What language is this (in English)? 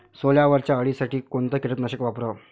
Marathi